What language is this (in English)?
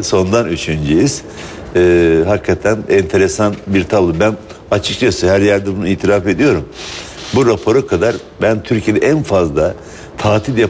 Turkish